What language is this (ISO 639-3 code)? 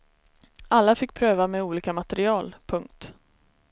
swe